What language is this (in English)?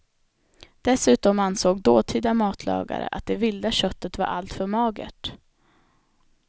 Swedish